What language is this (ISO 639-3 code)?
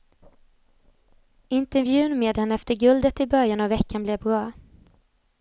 swe